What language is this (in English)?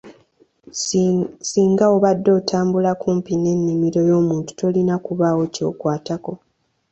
Ganda